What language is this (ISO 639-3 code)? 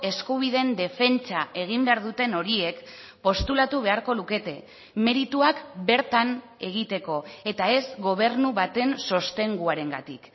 eus